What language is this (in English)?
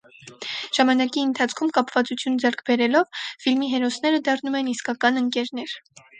Armenian